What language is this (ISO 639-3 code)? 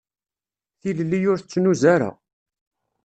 kab